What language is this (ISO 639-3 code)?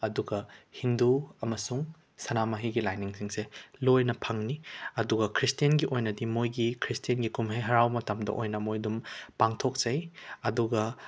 mni